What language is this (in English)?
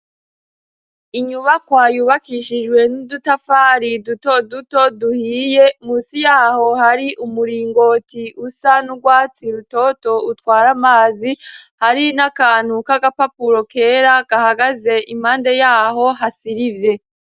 Rundi